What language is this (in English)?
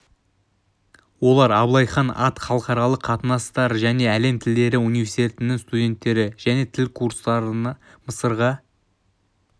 Kazakh